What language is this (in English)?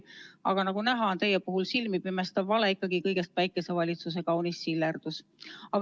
Estonian